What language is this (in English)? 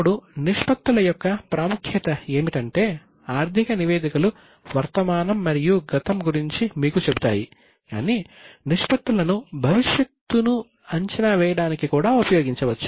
Telugu